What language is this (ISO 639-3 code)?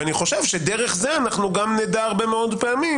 heb